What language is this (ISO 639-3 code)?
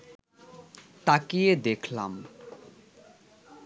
ben